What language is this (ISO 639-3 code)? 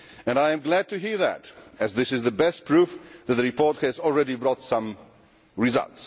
eng